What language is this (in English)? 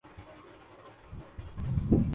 Urdu